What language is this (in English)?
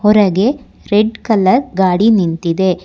Kannada